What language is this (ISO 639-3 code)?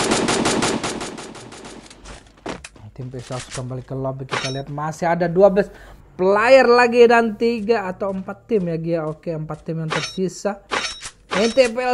ind